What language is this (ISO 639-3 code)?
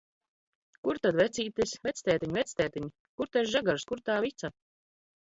lav